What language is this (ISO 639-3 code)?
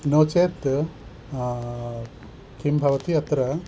san